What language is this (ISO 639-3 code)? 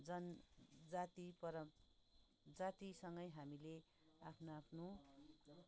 nep